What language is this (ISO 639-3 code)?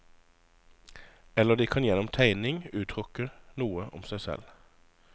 nor